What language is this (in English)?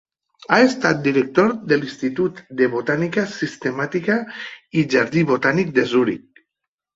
Catalan